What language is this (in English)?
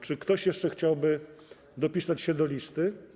Polish